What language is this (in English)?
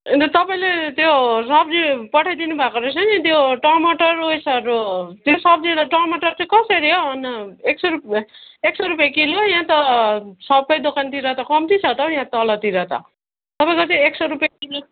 Nepali